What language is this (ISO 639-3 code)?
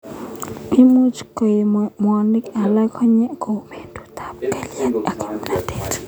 kln